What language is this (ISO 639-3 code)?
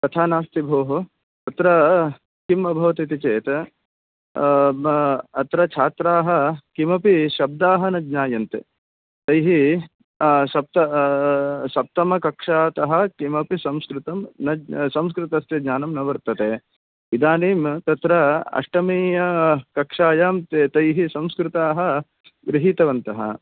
san